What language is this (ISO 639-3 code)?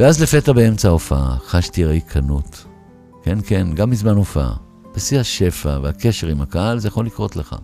heb